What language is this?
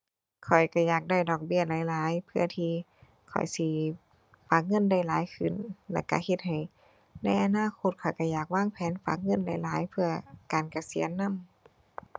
Thai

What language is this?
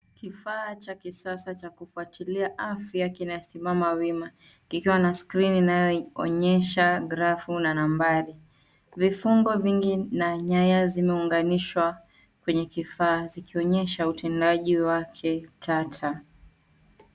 Swahili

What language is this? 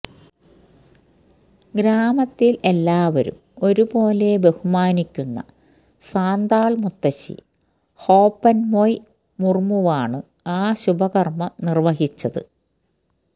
Malayalam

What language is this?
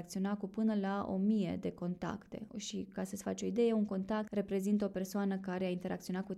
Romanian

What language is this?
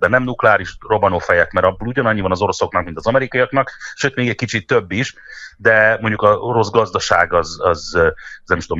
Hungarian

